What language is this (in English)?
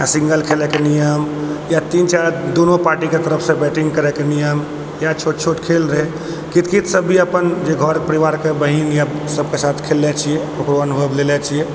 Maithili